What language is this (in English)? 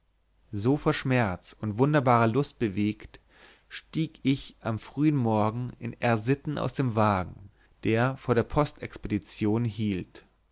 German